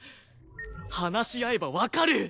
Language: Japanese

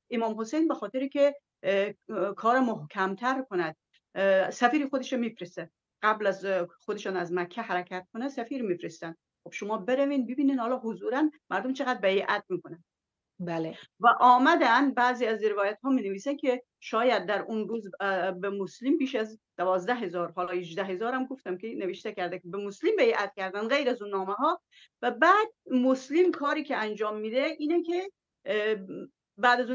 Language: Persian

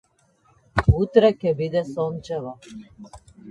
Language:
Macedonian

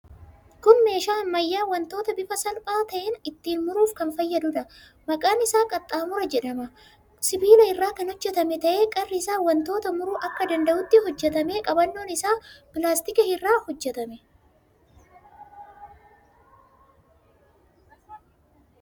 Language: Oromo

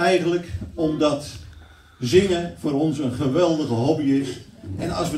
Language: Dutch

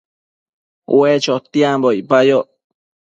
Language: Matsés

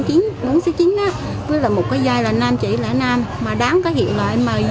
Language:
Vietnamese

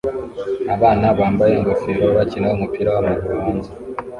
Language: Kinyarwanda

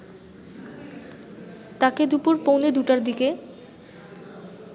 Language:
Bangla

